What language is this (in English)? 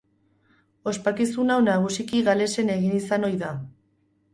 Basque